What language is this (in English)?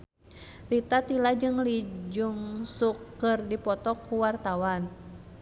Sundanese